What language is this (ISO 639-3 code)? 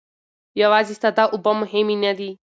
pus